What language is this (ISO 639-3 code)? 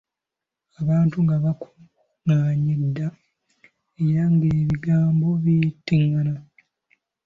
lug